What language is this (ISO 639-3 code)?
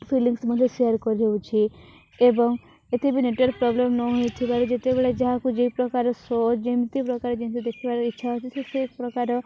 ori